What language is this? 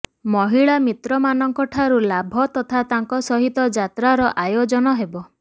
Odia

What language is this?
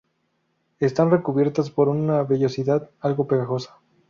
Spanish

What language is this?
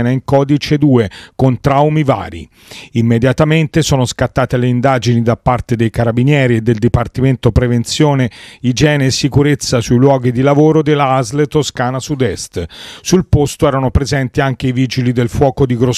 Italian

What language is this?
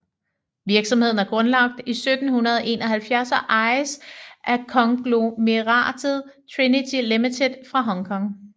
Danish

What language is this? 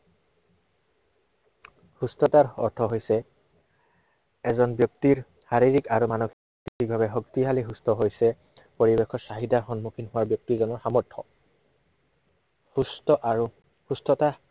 Assamese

